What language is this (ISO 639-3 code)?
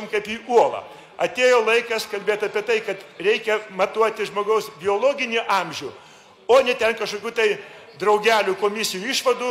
lit